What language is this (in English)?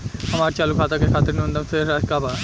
Bhojpuri